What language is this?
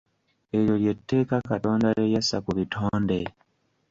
Ganda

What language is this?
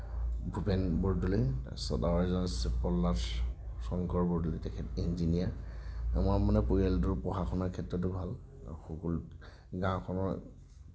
Assamese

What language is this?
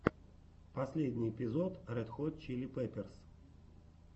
Russian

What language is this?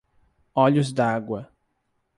Portuguese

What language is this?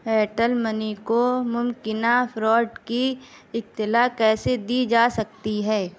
Urdu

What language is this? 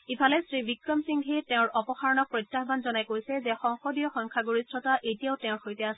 Assamese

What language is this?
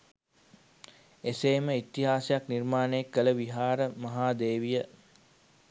Sinhala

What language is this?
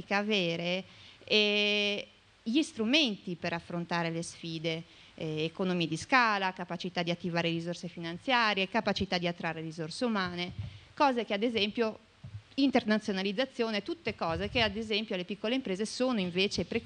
Italian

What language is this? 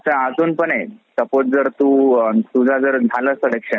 Marathi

